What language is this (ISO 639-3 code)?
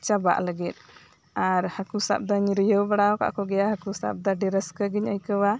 sat